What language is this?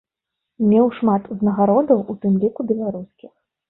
Belarusian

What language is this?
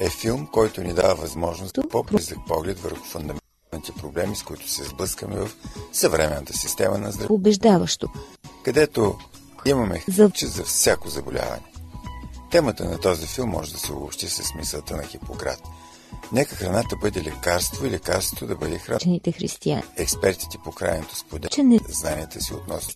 Bulgarian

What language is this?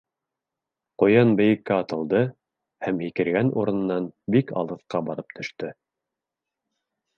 Bashkir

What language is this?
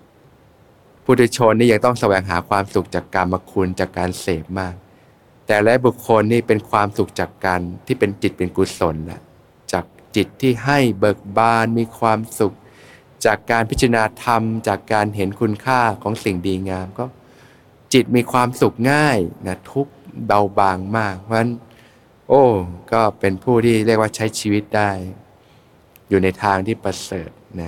Thai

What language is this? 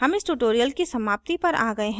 Hindi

